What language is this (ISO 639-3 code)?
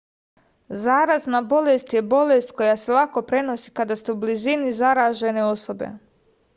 srp